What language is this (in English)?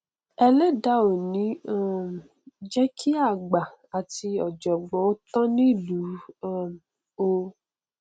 Yoruba